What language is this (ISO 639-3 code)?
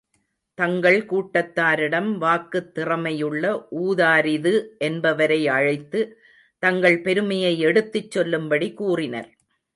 tam